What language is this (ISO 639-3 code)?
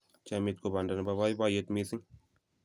kln